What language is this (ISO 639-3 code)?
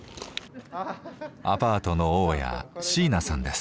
jpn